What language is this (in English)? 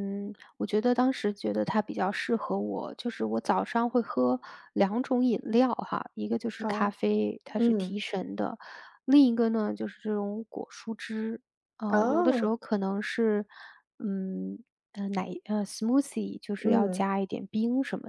Chinese